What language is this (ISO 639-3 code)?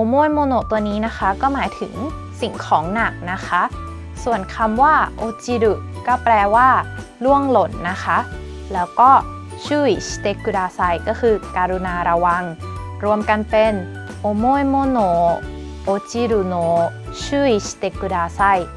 tha